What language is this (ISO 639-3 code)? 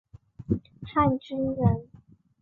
zho